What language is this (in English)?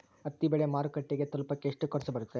Kannada